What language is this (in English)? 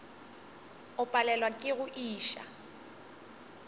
Northern Sotho